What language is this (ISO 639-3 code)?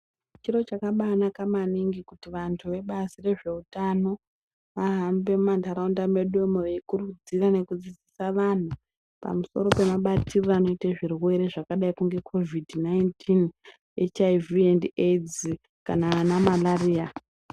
ndc